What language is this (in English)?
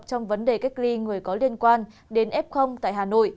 Vietnamese